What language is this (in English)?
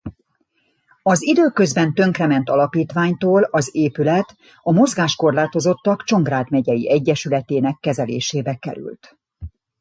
Hungarian